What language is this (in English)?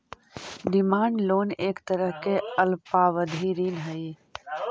Magahi